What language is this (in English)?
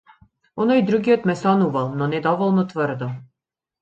Macedonian